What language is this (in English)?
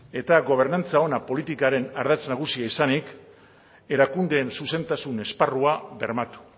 Basque